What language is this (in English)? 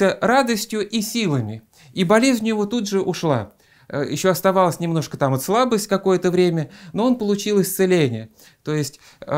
Russian